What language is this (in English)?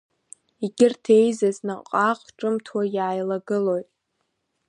Abkhazian